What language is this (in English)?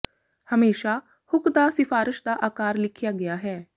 Punjabi